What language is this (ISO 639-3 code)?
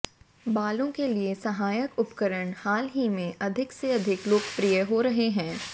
hin